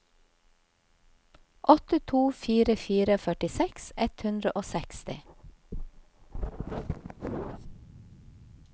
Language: Norwegian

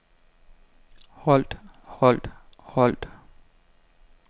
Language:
Danish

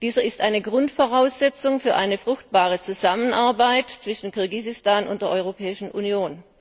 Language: German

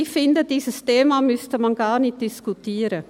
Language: Swiss German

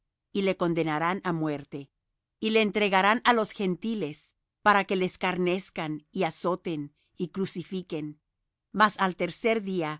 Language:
Spanish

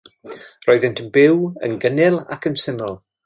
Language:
Welsh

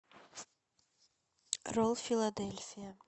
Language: Russian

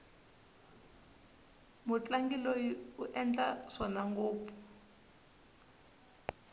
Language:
Tsonga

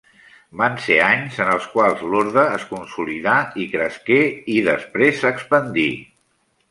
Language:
Catalan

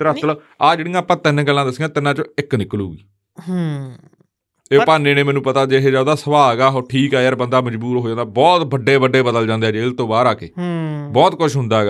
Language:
Punjabi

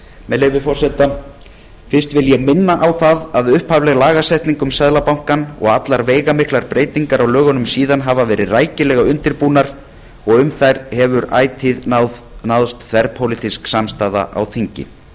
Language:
Icelandic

